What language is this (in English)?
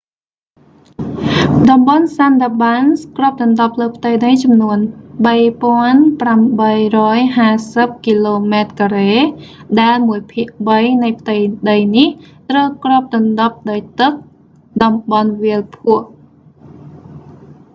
Khmer